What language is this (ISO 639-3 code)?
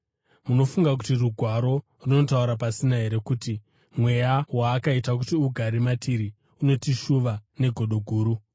sna